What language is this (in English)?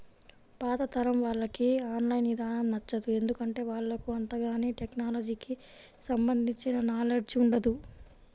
Telugu